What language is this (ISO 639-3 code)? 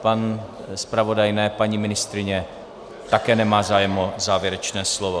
ces